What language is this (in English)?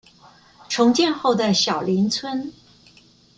Chinese